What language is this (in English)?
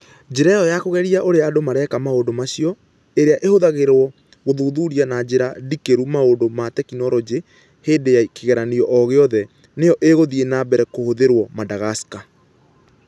Kikuyu